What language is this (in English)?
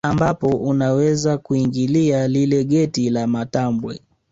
Swahili